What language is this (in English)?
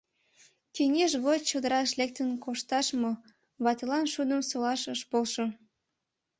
Mari